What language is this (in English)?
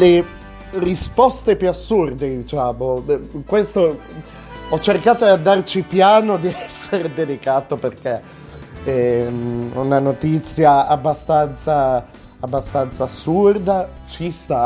Italian